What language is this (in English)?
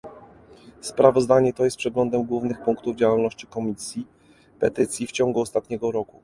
Polish